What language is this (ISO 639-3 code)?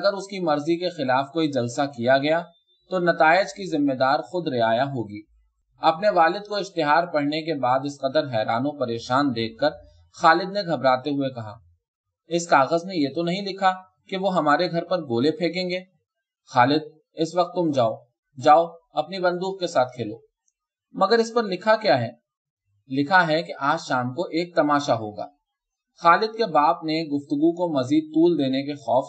urd